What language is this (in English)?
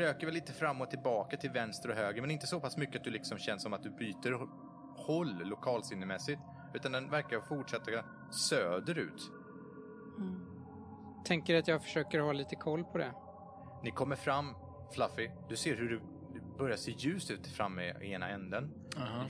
Swedish